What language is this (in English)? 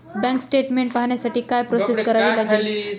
Marathi